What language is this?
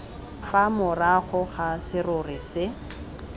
Tswana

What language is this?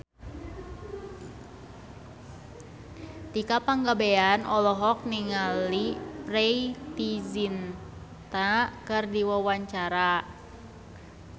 Sundanese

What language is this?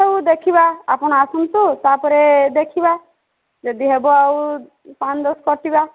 Odia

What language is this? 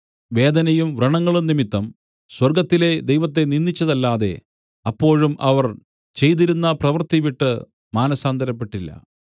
Malayalam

